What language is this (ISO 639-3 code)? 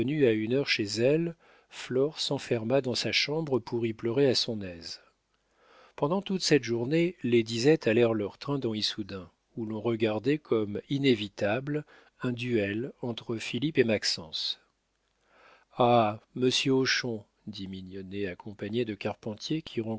fra